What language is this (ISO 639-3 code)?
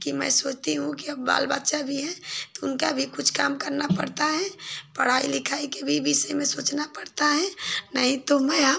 hin